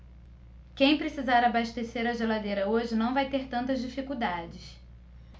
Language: Portuguese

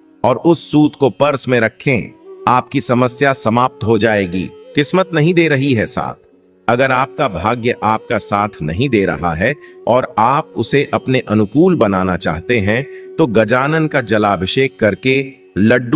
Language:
Hindi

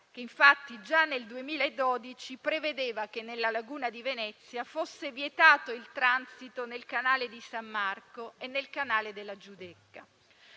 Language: Italian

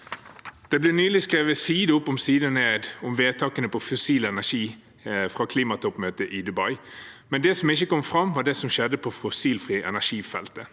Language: Norwegian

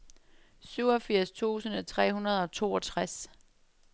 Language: Danish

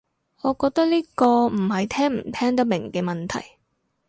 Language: Cantonese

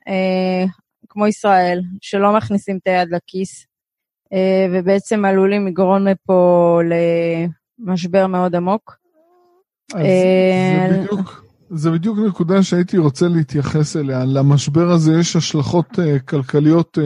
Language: Hebrew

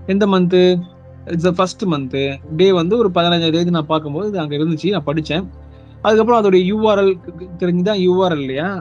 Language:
Tamil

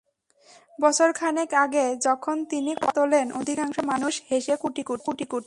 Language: Bangla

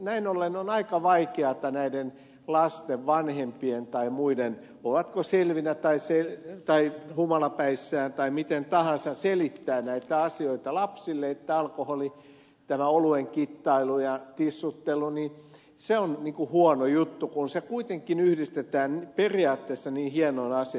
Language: Finnish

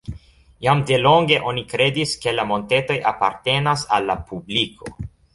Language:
Esperanto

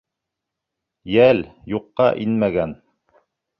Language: Bashkir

